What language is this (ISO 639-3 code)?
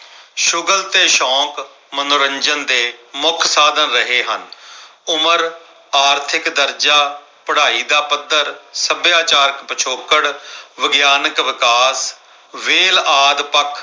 pan